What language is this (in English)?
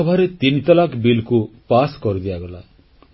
Odia